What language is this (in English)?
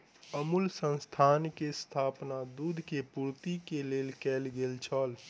Maithili